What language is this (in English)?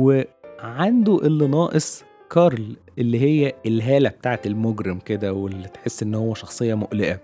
Arabic